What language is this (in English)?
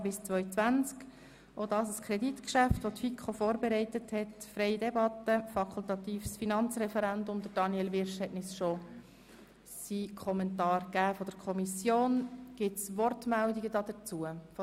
Swiss German